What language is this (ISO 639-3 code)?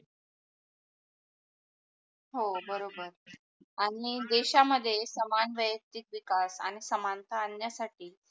mar